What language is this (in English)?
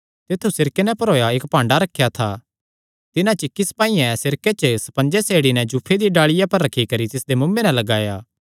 Kangri